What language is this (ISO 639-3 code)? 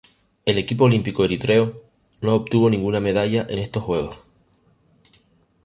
spa